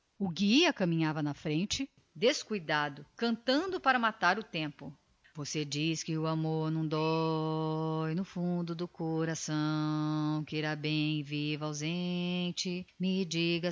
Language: Portuguese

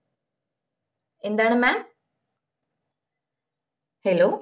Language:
Malayalam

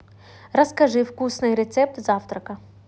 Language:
Russian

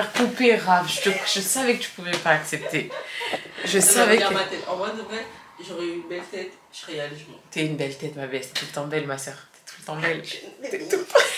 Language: French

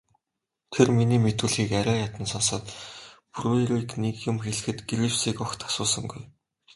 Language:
Mongolian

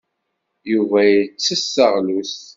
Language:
Kabyle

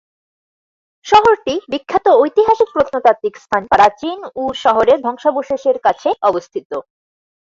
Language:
Bangla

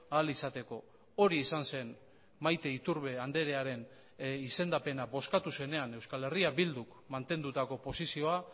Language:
Basque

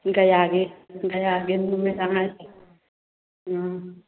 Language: Manipuri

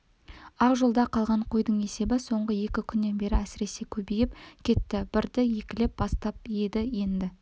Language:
Kazakh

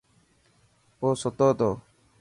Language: Dhatki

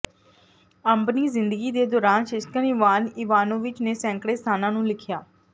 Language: Punjabi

